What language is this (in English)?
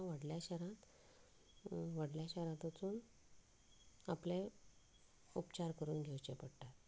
Konkani